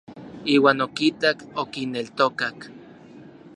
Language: Orizaba Nahuatl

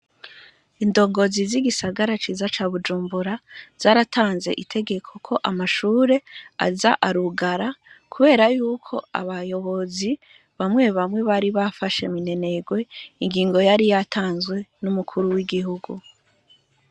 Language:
Rundi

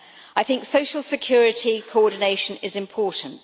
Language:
English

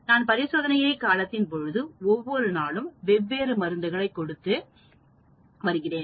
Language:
Tamil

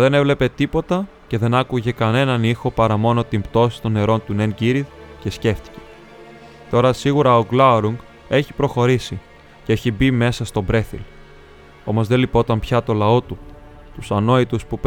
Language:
Greek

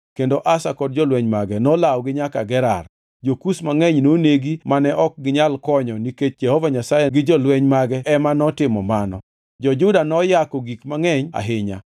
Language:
Luo (Kenya and Tanzania)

